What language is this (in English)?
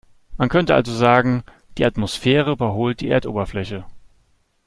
German